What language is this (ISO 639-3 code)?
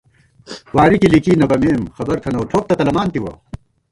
gwt